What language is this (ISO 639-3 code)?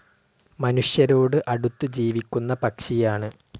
mal